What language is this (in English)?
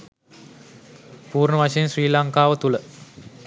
Sinhala